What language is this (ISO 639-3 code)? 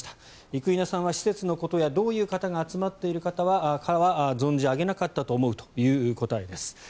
jpn